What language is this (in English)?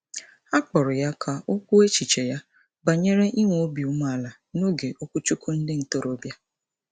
Igbo